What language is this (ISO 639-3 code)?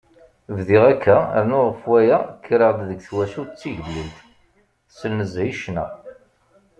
kab